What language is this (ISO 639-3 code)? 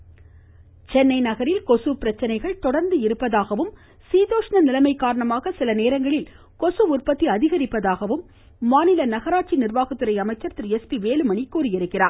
tam